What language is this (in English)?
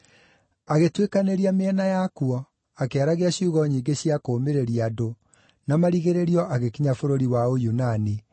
Kikuyu